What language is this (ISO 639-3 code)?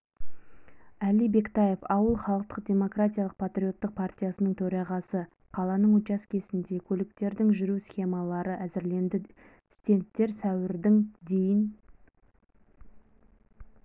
kaz